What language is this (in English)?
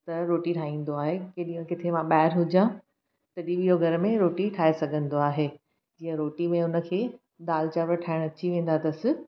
Sindhi